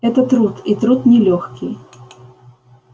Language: Russian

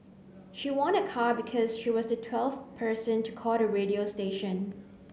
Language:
English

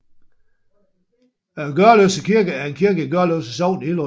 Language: Danish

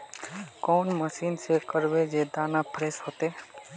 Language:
Magahi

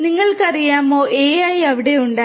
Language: Malayalam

